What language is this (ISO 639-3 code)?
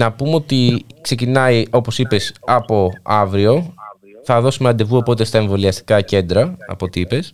ell